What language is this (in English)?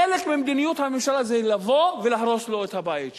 Hebrew